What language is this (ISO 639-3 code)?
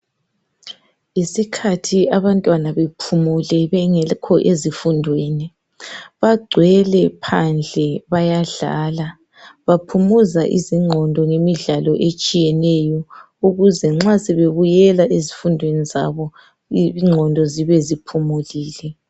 nde